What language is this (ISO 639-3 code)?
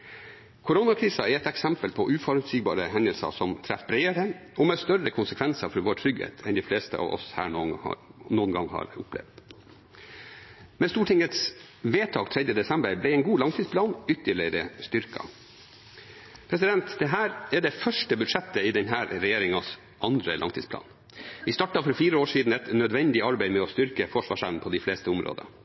nob